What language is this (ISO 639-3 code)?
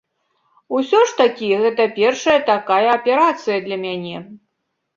bel